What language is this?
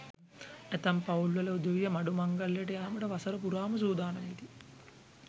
Sinhala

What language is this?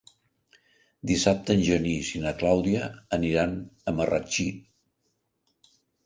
Catalan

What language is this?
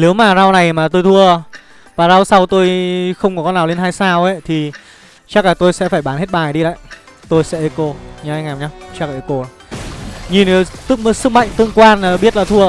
Vietnamese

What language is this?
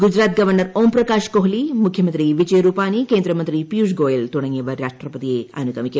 Malayalam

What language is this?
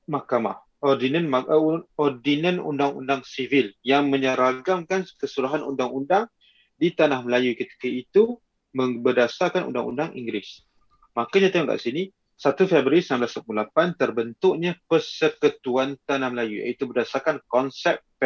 Malay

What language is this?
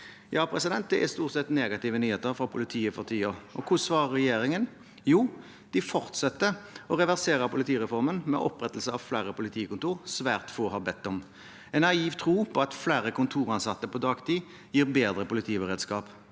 Norwegian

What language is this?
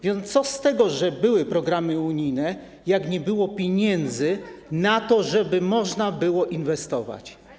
Polish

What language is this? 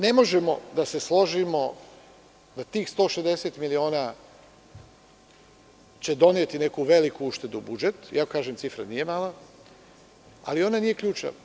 Serbian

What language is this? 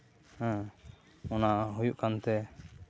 Santali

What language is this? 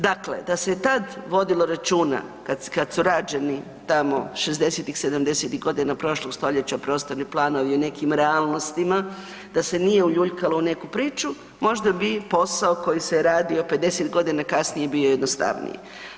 Croatian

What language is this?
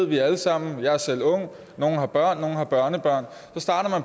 Danish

